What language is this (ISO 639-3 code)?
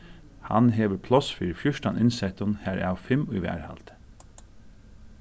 fao